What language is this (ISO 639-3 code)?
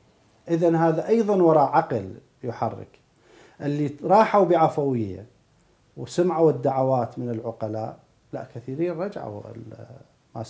ara